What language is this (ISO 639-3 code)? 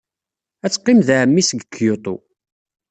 kab